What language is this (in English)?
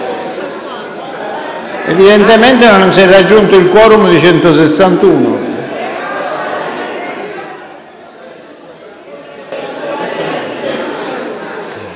Italian